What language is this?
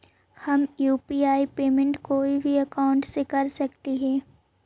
Magahi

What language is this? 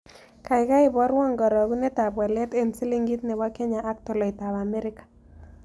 Kalenjin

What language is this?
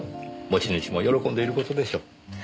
Japanese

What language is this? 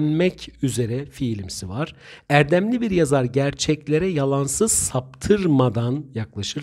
Turkish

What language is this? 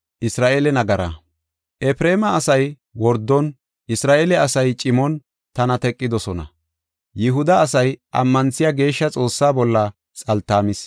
Gofa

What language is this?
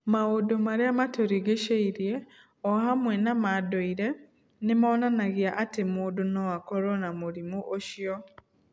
Kikuyu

